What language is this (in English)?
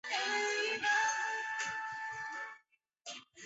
Chinese